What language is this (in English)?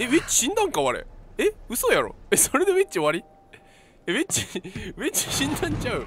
Japanese